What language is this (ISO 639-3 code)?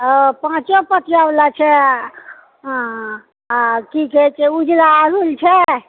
mai